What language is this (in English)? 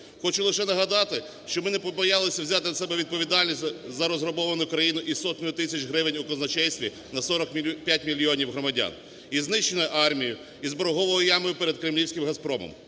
Ukrainian